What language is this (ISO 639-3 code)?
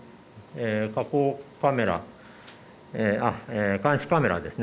jpn